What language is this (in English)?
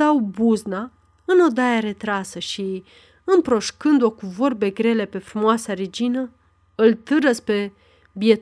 Romanian